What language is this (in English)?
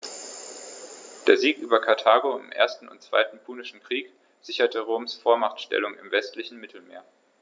German